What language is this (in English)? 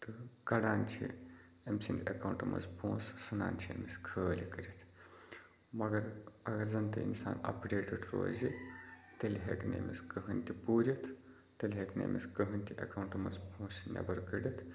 Kashmiri